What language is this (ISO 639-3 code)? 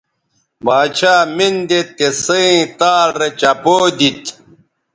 btv